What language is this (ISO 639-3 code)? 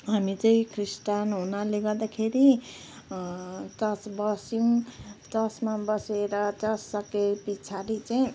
nep